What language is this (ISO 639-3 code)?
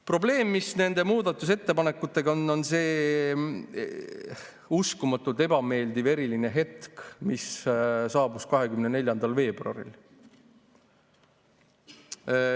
est